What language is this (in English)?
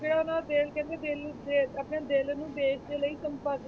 Punjabi